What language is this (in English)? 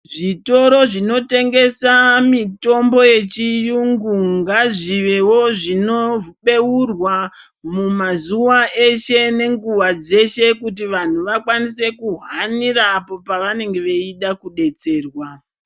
Ndau